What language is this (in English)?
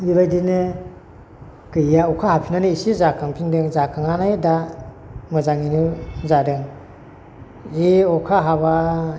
Bodo